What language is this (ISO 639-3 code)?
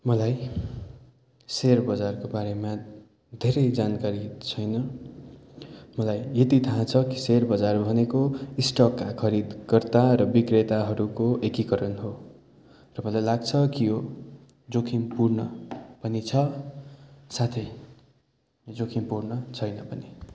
nep